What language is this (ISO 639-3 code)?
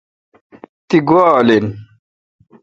xka